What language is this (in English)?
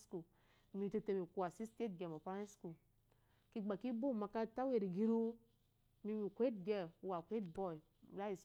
Eloyi